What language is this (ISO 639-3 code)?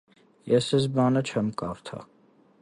hye